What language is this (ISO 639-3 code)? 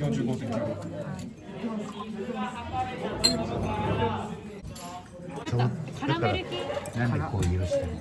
jpn